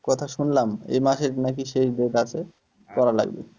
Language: Bangla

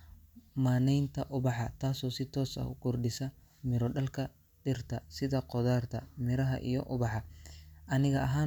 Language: Somali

